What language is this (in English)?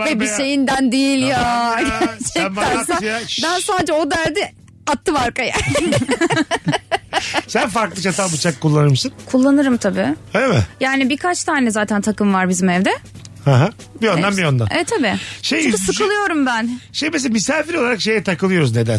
Turkish